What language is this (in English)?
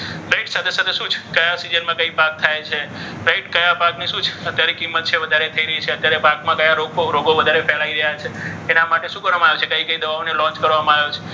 Gujarati